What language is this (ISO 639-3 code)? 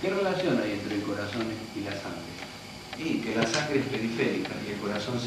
spa